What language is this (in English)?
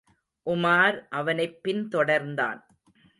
Tamil